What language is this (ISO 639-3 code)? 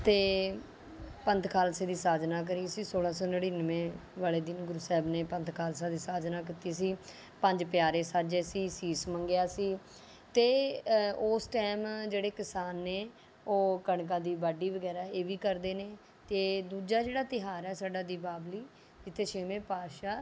pan